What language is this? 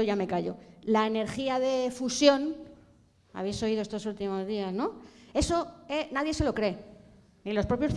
Spanish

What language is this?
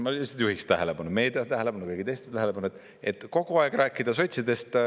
Estonian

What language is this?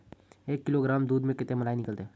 Magahi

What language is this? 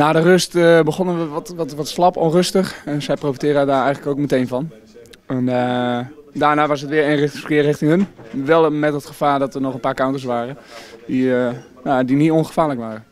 Dutch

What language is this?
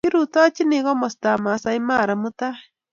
Kalenjin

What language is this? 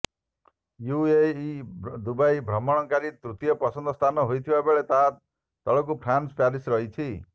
Odia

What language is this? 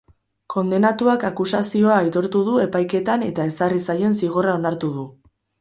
Basque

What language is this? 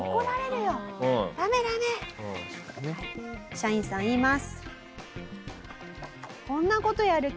Japanese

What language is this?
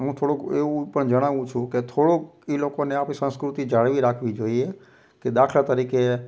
Gujarati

